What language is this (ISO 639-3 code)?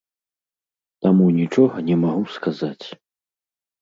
bel